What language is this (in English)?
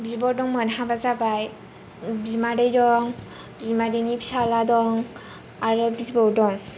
Bodo